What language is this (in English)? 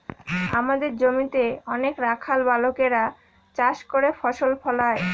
Bangla